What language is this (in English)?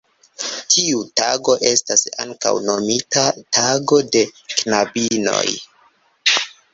Esperanto